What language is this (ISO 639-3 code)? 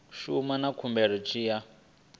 ven